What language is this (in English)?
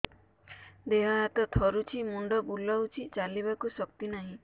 Odia